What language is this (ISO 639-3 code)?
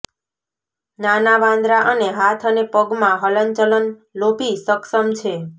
guj